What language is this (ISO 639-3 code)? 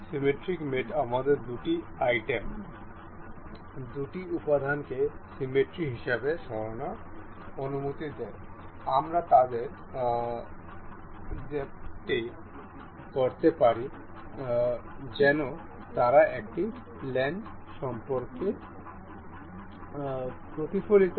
ben